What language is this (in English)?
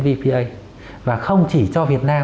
Vietnamese